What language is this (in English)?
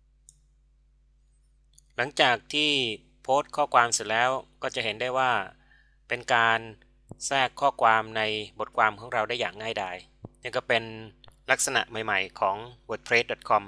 Thai